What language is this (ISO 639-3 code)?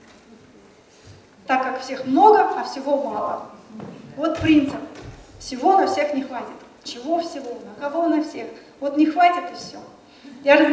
rus